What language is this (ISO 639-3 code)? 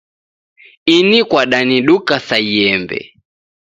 dav